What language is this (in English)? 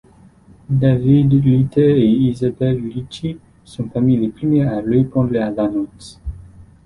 French